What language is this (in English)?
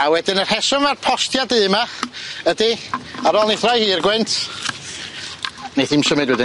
Welsh